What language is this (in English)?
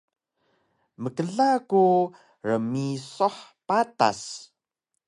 Taroko